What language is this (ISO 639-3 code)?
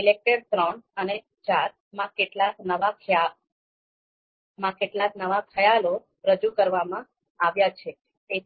guj